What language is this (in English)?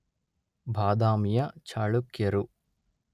Kannada